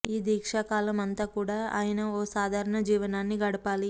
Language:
Telugu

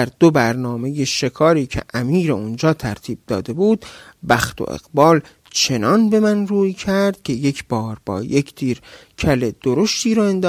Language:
Persian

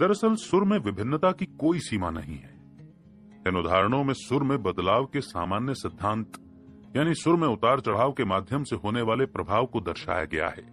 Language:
Hindi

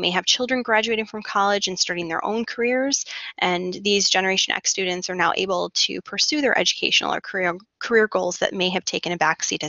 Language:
English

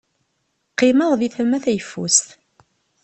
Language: Kabyle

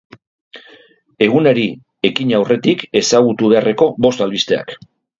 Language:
Basque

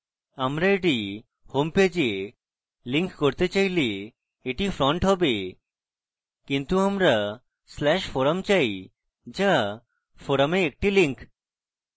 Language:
Bangla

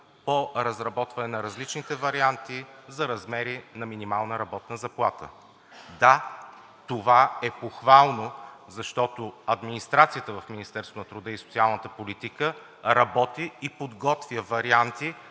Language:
Bulgarian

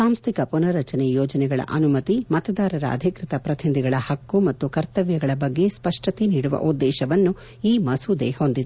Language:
Kannada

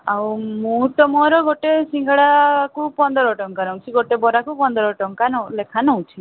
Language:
Odia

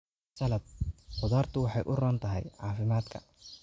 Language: Somali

